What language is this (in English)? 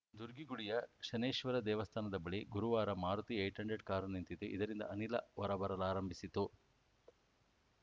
Kannada